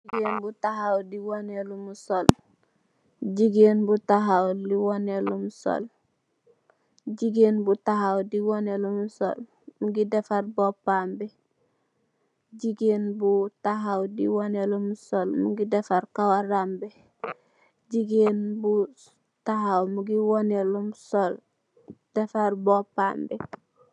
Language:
Wolof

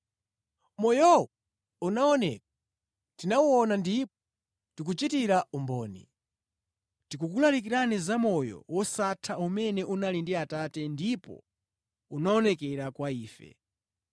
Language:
Nyanja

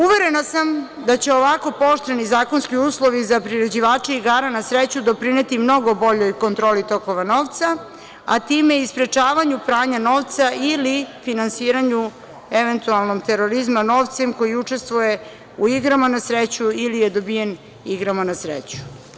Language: Serbian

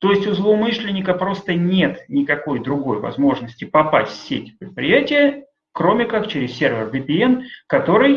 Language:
Russian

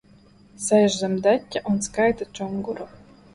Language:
Latvian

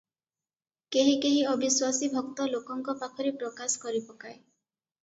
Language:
Odia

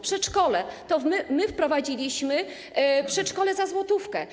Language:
Polish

